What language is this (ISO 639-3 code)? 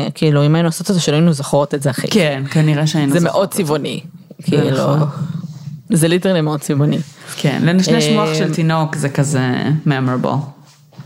heb